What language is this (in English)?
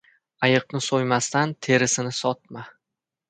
Uzbek